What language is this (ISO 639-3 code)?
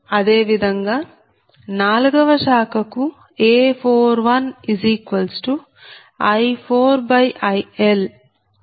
tel